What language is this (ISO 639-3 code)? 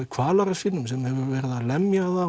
isl